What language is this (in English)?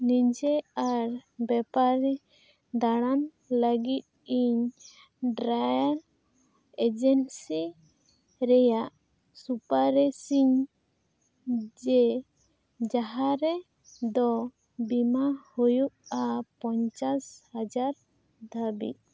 Santali